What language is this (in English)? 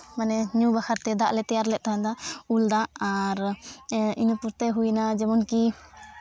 Santali